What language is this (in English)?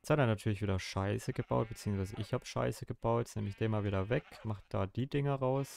German